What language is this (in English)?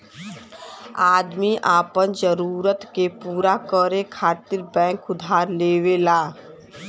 Bhojpuri